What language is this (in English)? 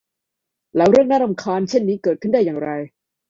Thai